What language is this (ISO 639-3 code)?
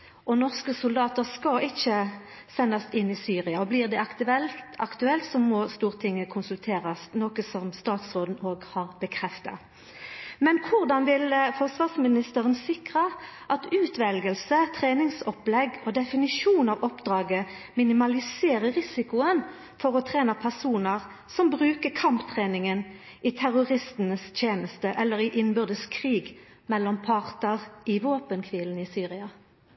nno